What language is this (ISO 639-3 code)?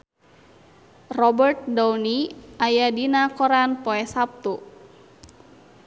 sun